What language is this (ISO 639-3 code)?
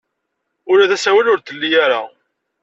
kab